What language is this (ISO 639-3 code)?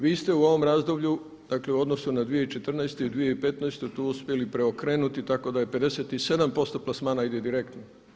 hrv